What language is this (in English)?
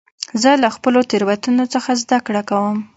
Pashto